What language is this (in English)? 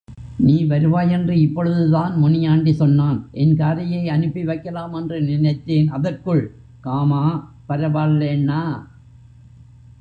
Tamil